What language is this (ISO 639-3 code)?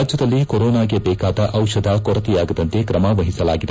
kan